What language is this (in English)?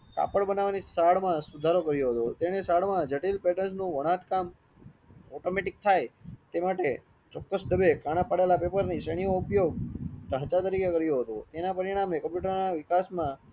Gujarati